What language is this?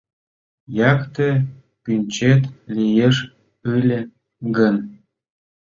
Mari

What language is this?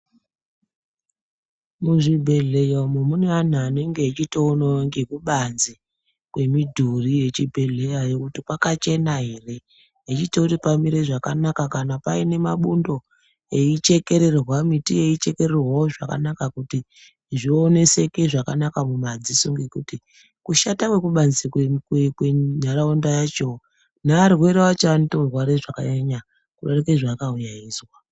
Ndau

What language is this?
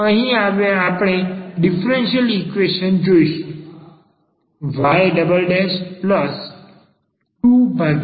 Gujarati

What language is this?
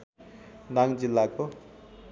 Nepali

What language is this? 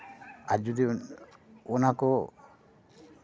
Santali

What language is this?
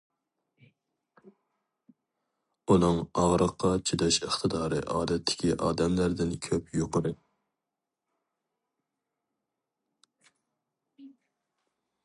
Uyghur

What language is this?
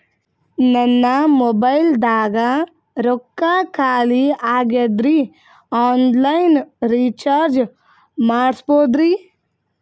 Kannada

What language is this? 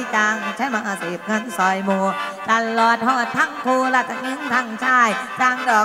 Thai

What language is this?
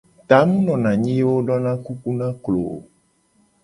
Gen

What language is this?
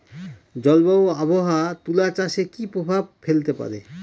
Bangla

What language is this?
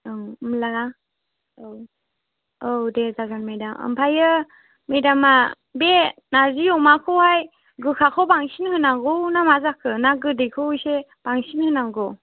Bodo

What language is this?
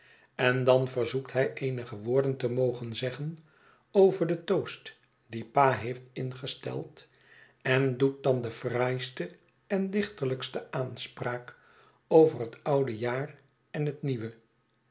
Dutch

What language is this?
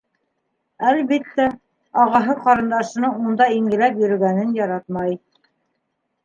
Bashkir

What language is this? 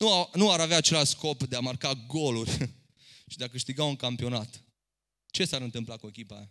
Romanian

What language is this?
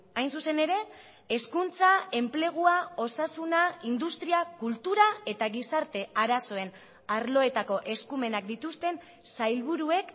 Basque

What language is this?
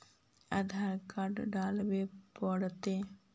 Magahi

